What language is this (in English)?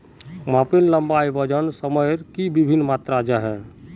Magahi